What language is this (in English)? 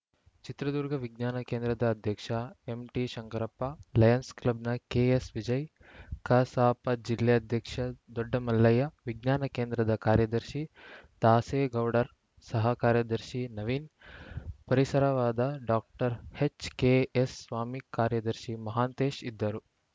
Kannada